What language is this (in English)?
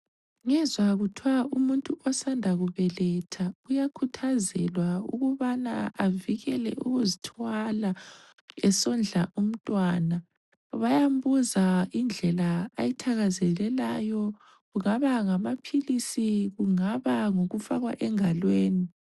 North Ndebele